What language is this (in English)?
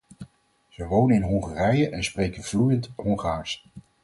Dutch